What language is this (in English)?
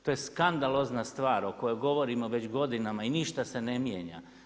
Croatian